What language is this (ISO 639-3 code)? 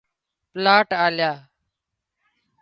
kxp